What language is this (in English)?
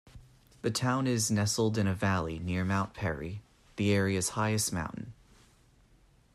English